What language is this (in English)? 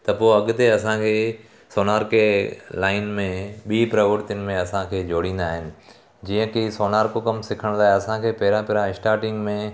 Sindhi